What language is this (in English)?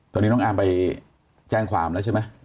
Thai